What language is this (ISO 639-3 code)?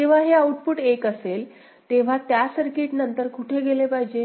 mar